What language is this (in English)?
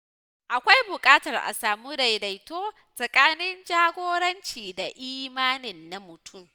Hausa